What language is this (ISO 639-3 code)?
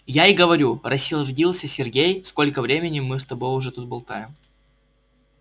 rus